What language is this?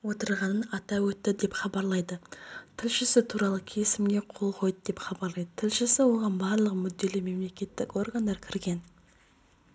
Kazakh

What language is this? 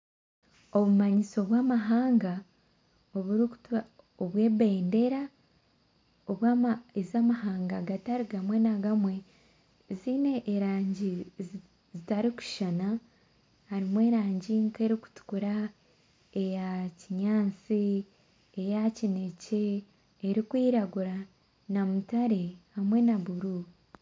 Nyankole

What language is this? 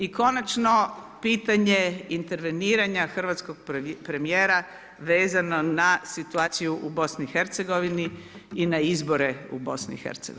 Croatian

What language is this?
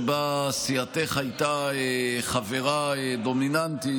Hebrew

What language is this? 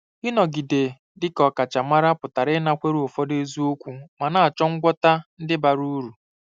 Igbo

